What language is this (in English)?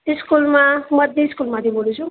Gujarati